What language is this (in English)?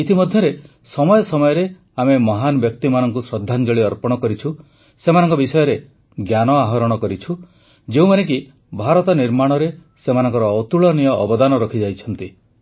Odia